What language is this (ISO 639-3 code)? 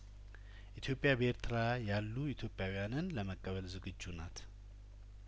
amh